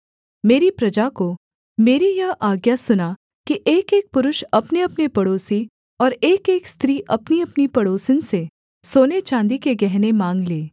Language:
Hindi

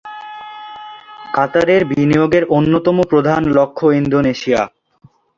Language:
Bangla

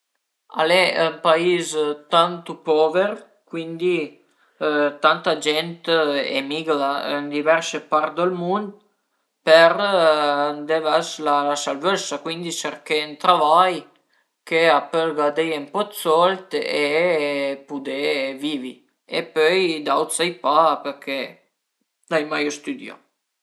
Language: Piedmontese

